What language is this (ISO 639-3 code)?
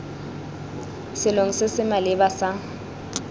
tsn